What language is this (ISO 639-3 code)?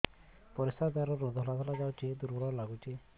ori